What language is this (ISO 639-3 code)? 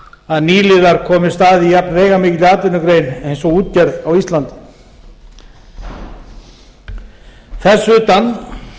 isl